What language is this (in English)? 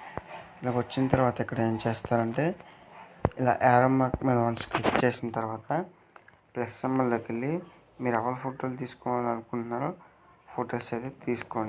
Telugu